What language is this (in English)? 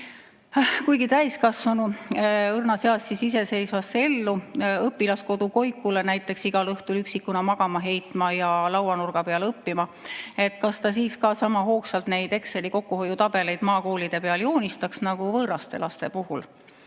Estonian